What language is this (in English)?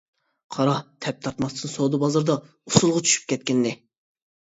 Uyghur